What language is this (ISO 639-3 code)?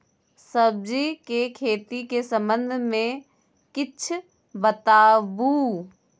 mai